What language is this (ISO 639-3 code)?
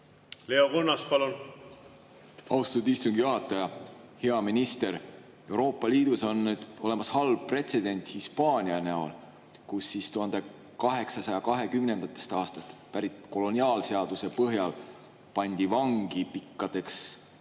est